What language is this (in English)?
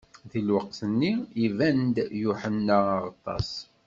Kabyle